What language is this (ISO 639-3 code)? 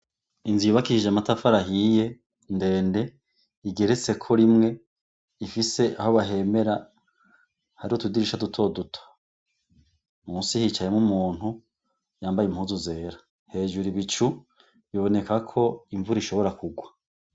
run